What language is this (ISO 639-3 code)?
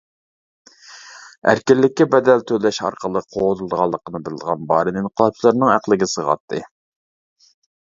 uig